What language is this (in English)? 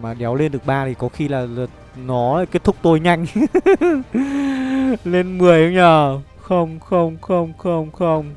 Vietnamese